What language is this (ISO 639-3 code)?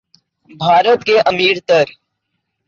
urd